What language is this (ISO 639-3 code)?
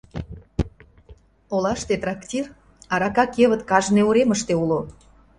chm